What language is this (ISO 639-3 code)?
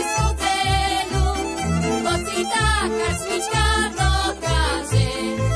slk